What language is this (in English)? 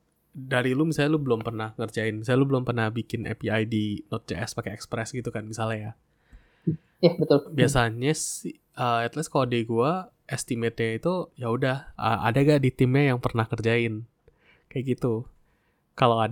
Indonesian